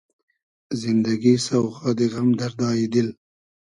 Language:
Hazaragi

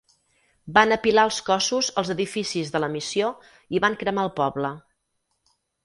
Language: Catalan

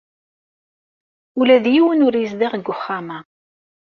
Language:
Kabyle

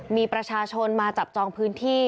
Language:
Thai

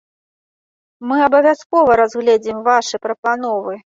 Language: Belarusian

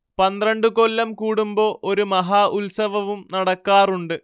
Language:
Malayalam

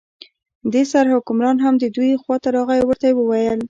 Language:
Pashto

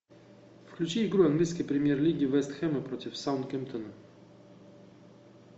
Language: Russian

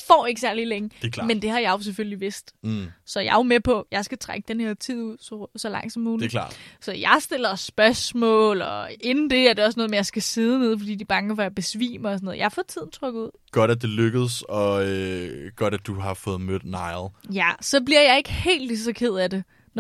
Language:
Danish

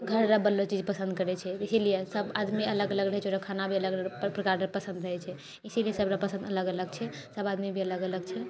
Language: Maithili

